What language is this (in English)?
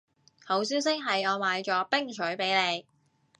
Cantonese